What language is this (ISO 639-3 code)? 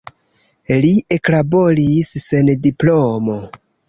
epo